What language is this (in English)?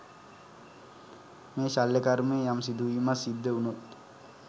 Sinhala